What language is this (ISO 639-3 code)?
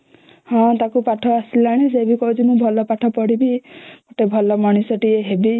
ori